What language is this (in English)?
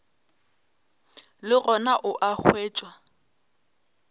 Northern Sotho